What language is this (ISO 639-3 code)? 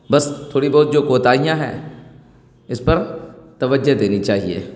urd